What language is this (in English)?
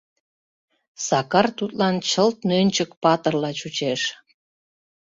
Mari